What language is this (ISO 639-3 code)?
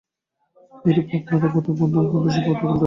ben